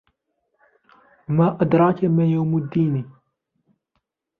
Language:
Arabic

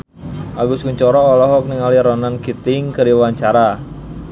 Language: Sundanese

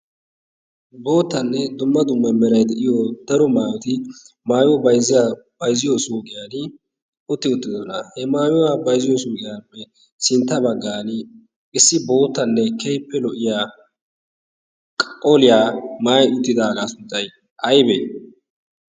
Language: Wolaytta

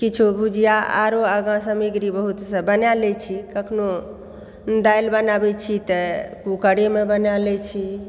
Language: Maithili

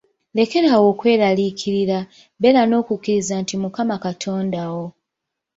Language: Ganda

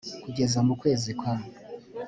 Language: Kinyarwanda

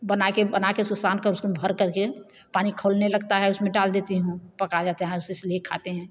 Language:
Hindi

